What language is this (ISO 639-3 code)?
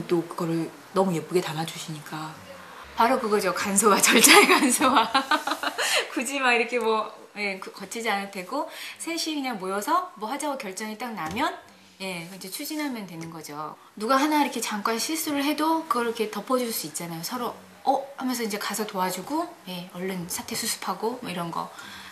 kor